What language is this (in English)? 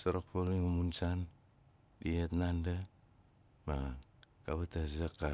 Nalik